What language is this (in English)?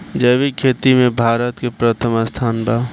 Bhojpuri